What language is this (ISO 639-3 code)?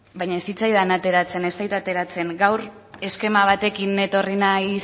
eus